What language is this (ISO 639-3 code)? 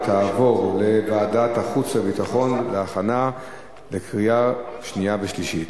heb